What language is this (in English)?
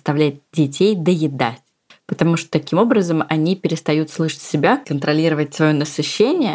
Russian